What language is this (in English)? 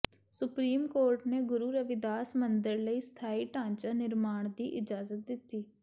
Punjabi